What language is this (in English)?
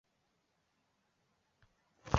Chinese